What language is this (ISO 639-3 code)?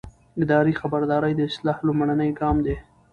pus